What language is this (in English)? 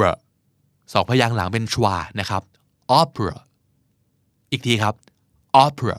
Thai